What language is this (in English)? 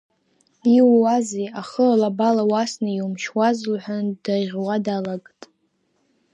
Abkhazian